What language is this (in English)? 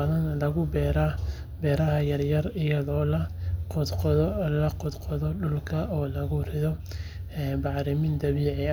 Somali